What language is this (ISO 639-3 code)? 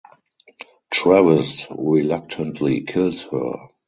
eng